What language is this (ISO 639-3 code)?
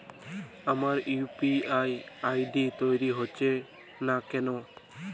ben